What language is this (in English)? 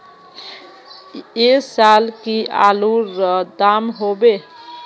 Magahi